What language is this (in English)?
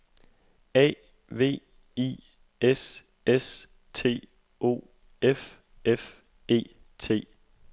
Danish